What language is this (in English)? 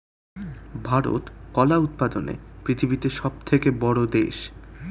Bangla